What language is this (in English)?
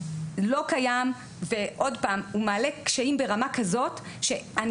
Hebrew